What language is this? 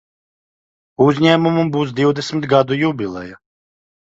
Latvian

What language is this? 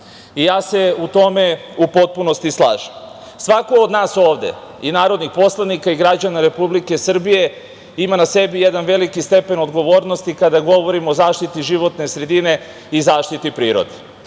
Serbian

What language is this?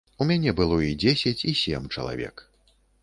Belarusian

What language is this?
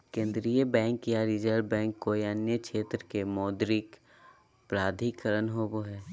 Magahi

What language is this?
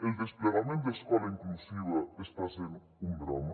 Catalan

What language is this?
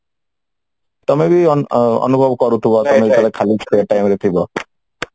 Odia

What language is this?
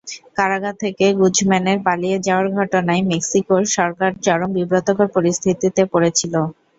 Bangla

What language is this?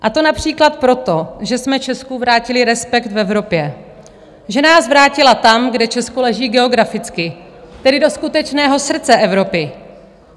Czech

